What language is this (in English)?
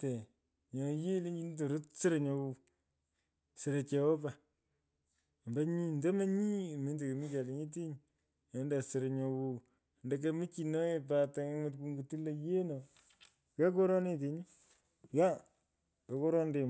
Pökoot